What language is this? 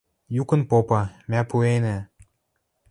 Western Mari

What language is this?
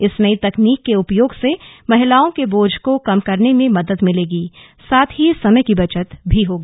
Hindi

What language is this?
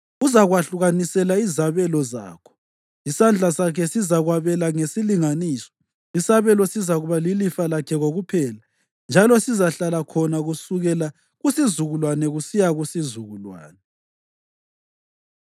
North Ndebele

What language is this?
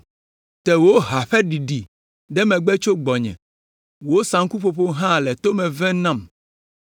Ewe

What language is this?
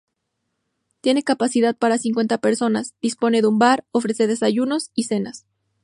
Spanish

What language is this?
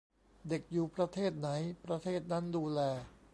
Thai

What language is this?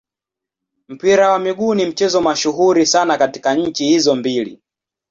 Swahili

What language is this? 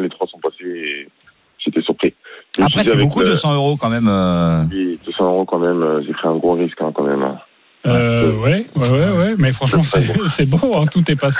French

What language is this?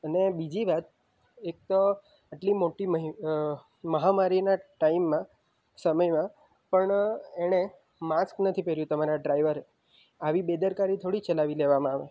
Gujarati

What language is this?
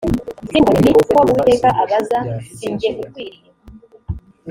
Kinyarwanda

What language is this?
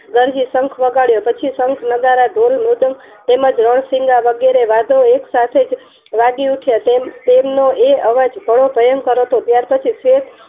Gujarati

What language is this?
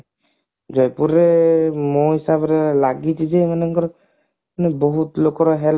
Odia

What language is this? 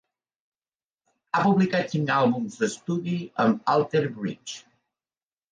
Catalan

